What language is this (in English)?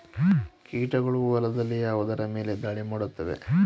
Kannada